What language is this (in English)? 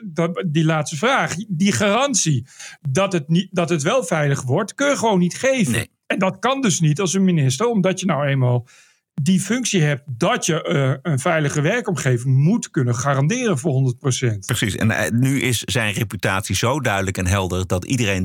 Dutch